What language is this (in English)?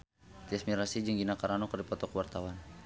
Sundanese